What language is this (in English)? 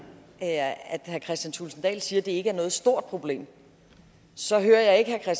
Danish